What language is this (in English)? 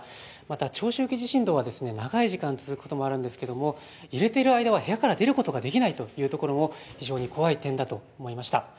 Japanese